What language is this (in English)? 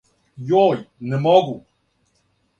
Serbian